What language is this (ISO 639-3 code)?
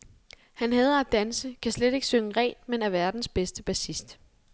dan